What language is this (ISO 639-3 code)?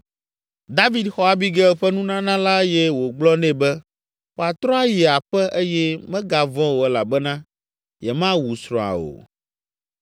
ewe